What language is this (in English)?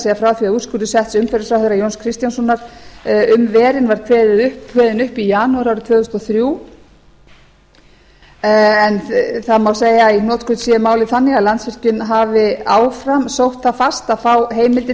Icelandic